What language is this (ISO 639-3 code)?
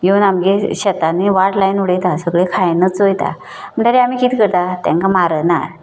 kok